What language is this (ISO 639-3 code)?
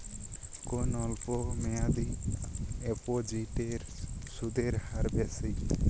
ben